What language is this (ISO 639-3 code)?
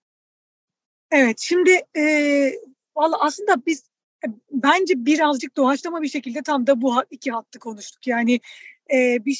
tur